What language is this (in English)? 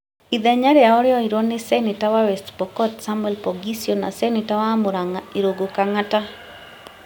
Kikuyu